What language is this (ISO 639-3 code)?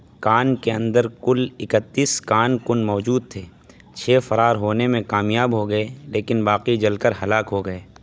urd